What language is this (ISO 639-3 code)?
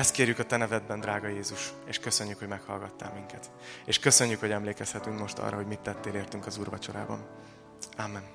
hun